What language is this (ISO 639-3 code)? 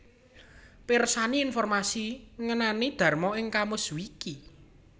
jav